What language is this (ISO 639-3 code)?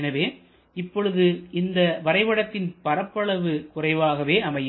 tam